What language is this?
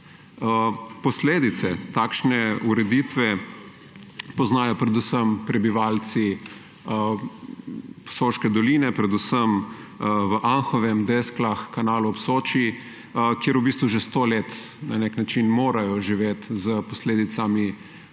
Slovenian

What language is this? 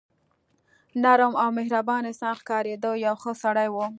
Pashto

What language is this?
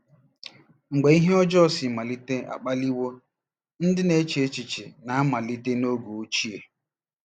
Igbo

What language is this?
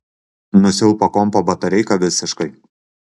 Lithuanian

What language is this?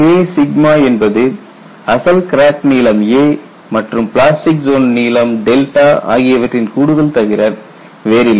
Tamil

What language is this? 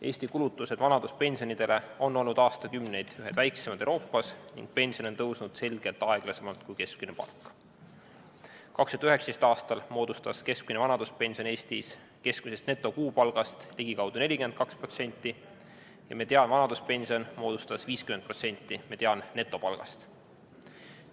Estonian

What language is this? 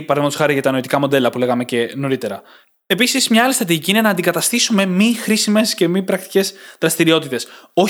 Greek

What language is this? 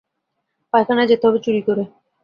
Bangla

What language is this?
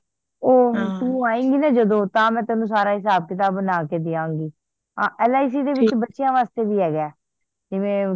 Punjabi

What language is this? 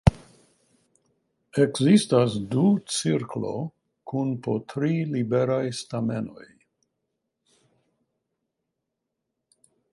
Esperanto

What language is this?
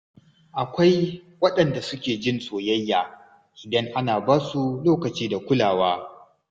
Hausa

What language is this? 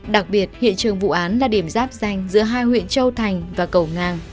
Vietnamese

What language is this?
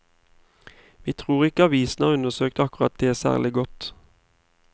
Norwegian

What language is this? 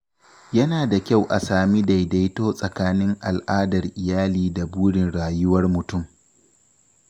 Hausa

